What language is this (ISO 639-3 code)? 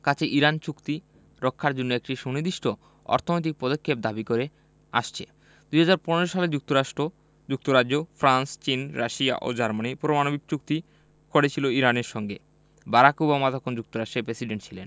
ben